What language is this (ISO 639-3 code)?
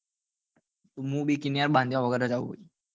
guj